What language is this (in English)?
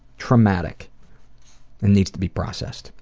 English